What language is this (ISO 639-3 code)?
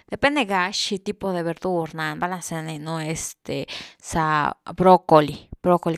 ztu